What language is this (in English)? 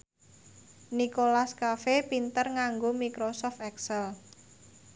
Javanese